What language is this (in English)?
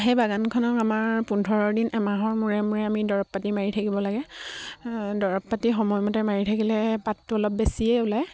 Assamese